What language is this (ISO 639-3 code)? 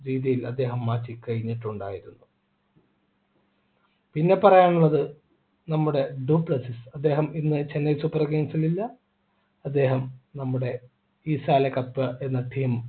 mal